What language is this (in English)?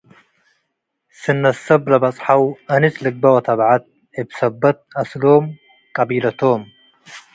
Tigre